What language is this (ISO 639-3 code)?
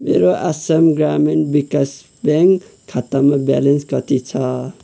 nep